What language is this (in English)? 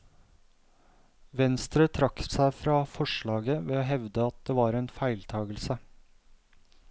Norwegian